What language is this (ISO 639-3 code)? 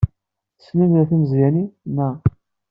kab